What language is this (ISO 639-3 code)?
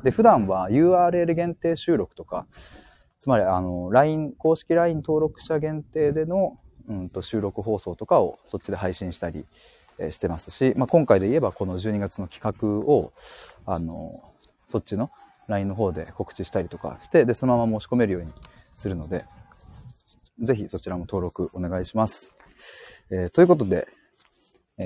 jpn